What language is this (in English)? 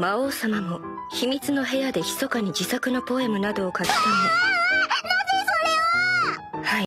Japanese